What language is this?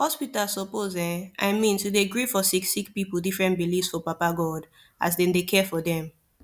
Nigerian Pidgin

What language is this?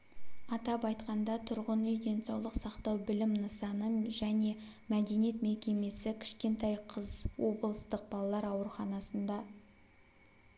Kazakh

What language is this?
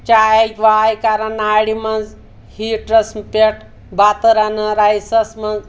Kashmiri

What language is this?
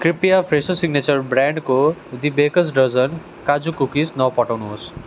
Nepali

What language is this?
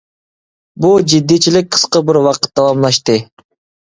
Uyghur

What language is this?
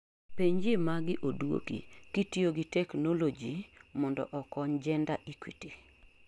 Luo (Kenya and Tanzania)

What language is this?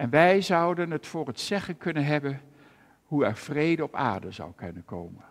Dutch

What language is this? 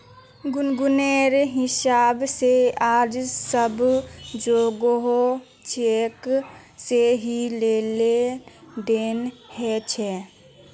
Magahi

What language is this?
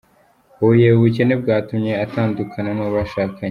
Kinyarwanda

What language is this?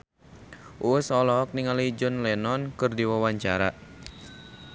Sundanese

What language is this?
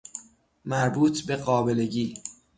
Persian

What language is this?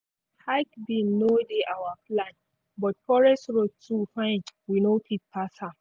Nigerian Pidgin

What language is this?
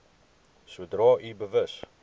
Afrikaans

